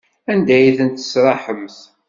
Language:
Kabyle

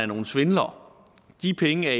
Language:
Danish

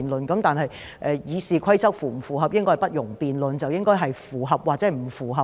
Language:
Cantonese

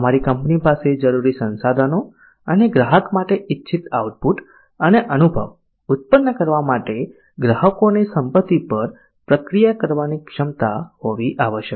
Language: Gujarati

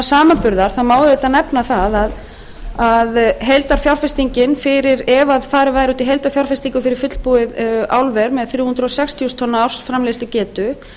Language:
Icelandic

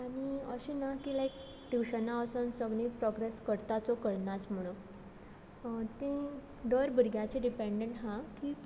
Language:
Konkani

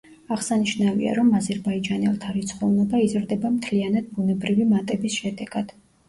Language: Georgian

